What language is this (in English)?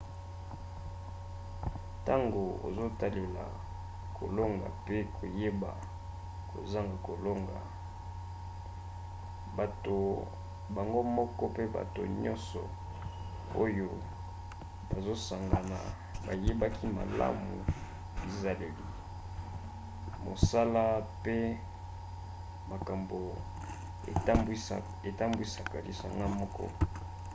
Lingala